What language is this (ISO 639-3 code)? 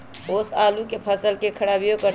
mag